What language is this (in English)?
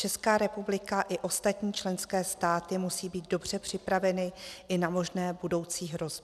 Czech